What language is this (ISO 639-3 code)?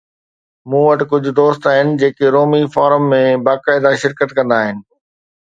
snd